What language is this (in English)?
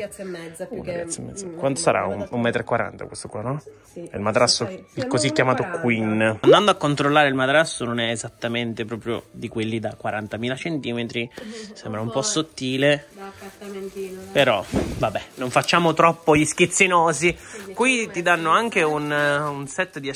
Italian